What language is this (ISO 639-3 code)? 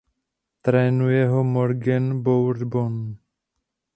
ces